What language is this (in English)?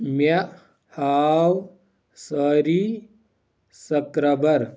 Kashmiri